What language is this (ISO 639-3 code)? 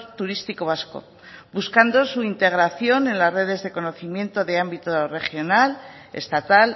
spa